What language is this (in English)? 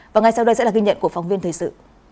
Vietnamese